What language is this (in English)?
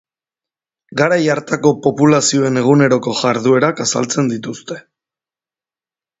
Basque